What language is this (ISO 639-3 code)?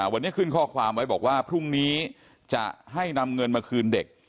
tha